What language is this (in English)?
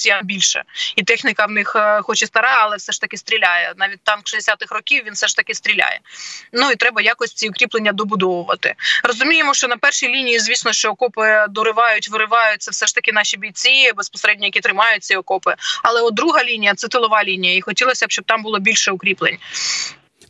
Ukrainian